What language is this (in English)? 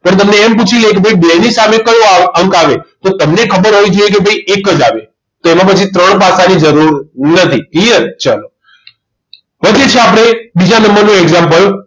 Gujarati